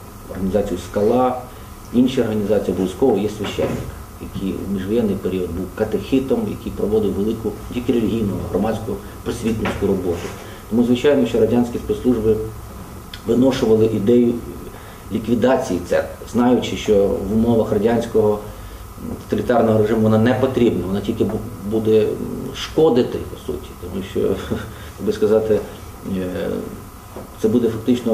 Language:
Russian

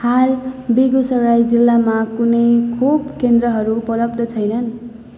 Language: Nepali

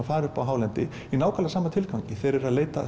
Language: Icelandic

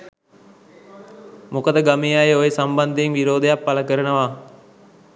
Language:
Sinhala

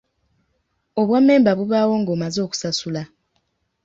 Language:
Ganda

